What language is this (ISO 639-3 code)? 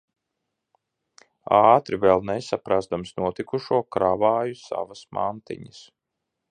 lav